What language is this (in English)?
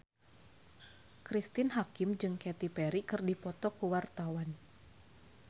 Sundanese